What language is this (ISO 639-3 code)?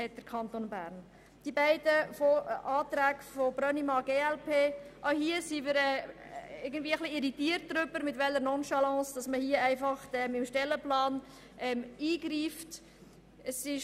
gsw